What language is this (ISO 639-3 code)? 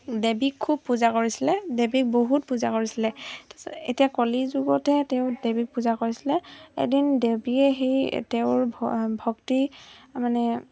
asm